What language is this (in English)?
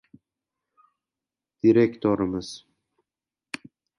Uzbek